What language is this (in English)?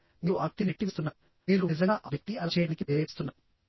Telugu